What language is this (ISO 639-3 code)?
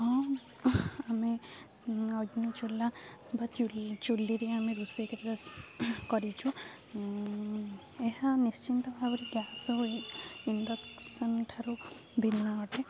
ori